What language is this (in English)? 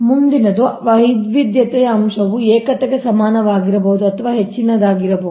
Kannada